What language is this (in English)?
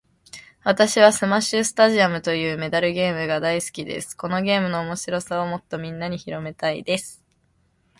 Japanese